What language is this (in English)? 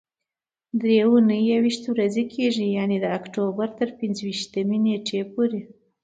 Pashto